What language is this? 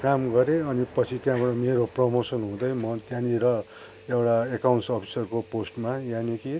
Nepali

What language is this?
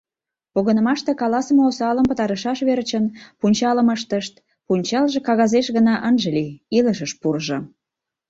Mari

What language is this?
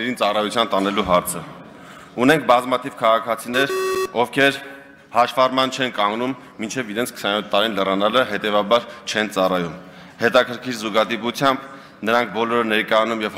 Turkish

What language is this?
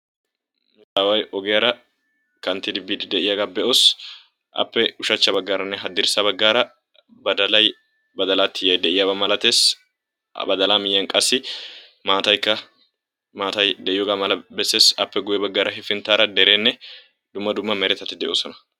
Wolaytta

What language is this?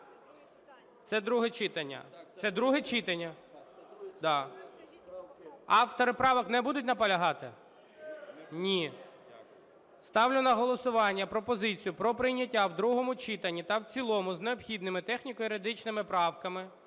Ukrainian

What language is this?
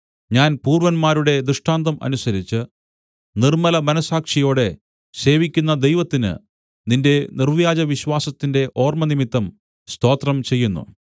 Malayalam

